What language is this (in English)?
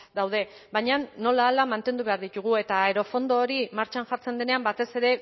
Basque